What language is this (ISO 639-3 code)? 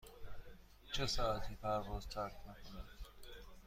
fas